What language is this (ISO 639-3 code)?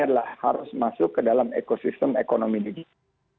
ind